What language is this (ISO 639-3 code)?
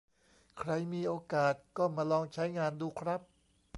tha